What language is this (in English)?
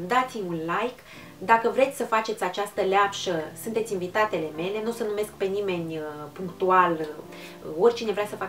Romanian